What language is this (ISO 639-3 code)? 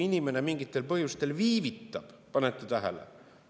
est